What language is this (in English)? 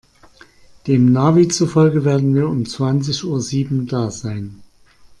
German